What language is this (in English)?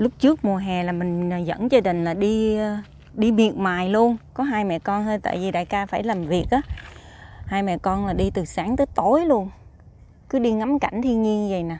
Vietnamese